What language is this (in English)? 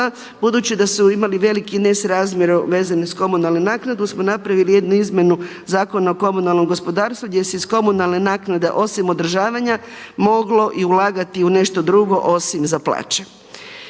Croatian